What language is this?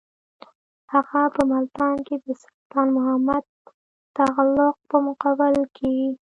Pashto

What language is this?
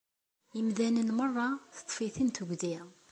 Kabyle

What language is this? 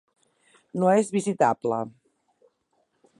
Catalan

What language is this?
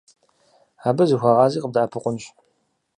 Kabardian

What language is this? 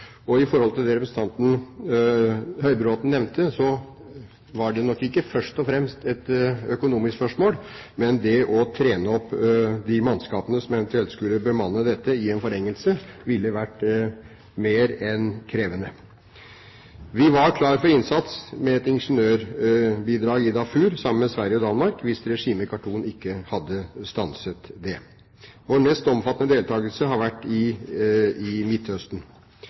Norwegian Bokmål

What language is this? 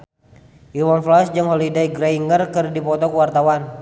Sundanese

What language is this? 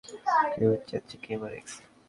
Bangla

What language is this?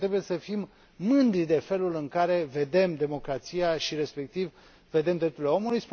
Romanian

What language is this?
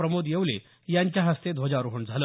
Marathi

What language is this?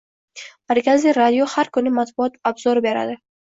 Uzbek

